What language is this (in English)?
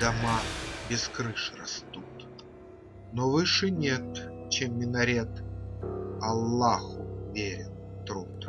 Russian